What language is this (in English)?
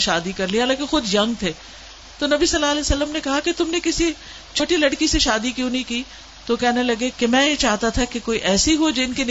Urdu